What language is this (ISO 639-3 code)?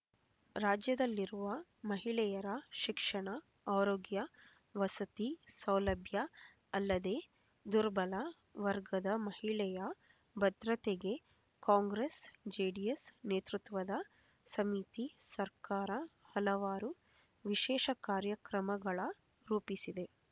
kan